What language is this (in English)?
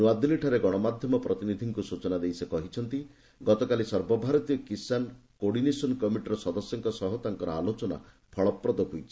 Odia